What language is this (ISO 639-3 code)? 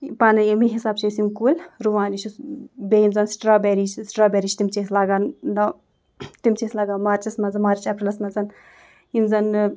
kas